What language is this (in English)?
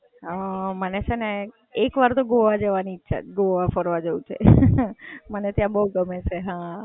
Gujarati